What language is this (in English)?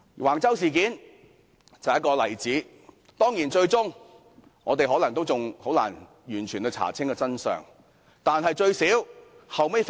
Cantonese